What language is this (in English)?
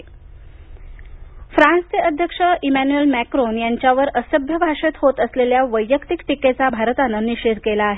Marathi